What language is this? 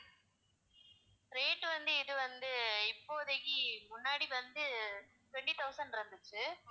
Tamil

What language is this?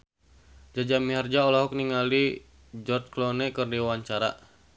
Sundanese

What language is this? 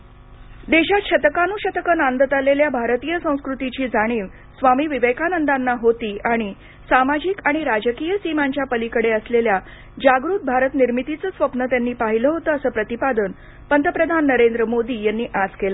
Marathi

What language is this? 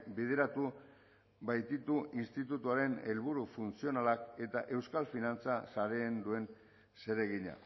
Basque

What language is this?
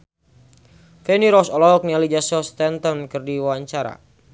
Sundanese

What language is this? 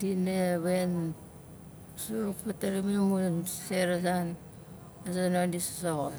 Nalik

